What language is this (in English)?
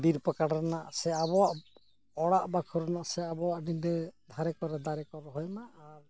Santali